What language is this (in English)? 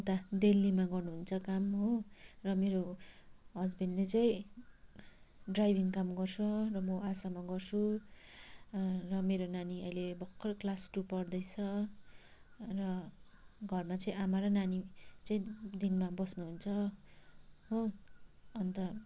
Nepali